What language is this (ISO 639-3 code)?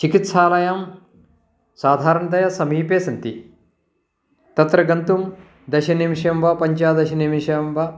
san